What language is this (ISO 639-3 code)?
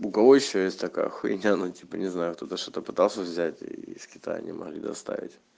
rus